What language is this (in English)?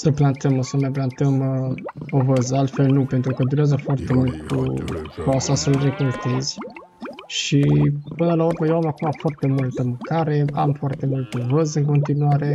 Romanian